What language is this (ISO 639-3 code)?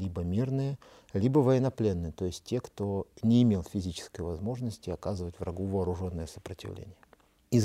rus